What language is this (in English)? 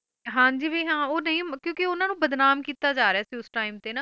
Punjabi